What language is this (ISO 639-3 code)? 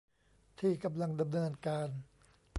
tha